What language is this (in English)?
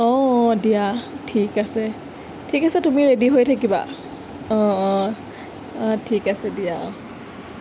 Assamese